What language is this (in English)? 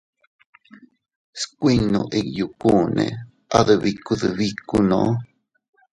Teutila Cuicatec